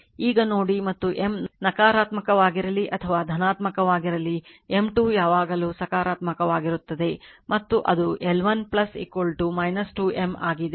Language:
Kannada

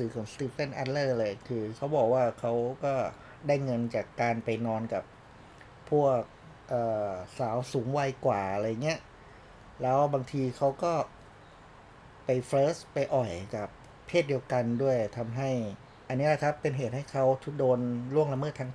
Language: Thai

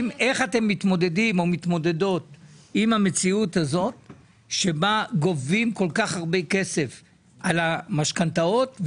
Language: Hebrew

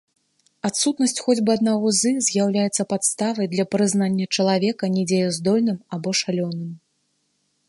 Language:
Belarusian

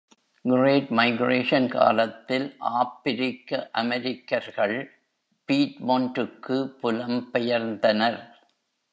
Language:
Tamil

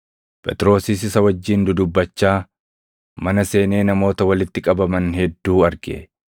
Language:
Oromo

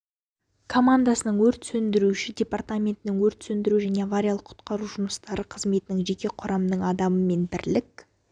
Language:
Kazakh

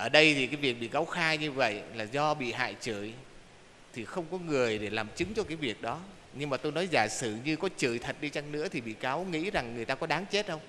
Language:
Vietnamese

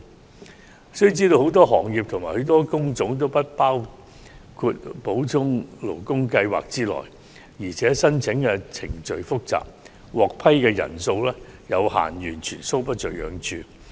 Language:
Cantonese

